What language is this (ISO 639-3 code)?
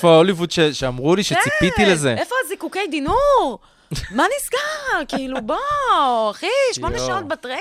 heb